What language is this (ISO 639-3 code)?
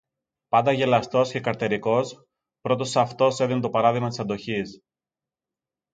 ell